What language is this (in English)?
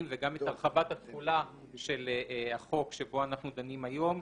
Hebrew